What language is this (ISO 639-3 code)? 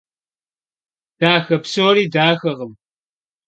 kbd